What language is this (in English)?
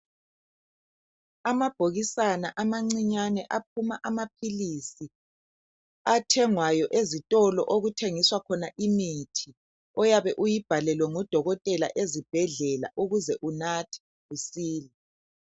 North Ndebele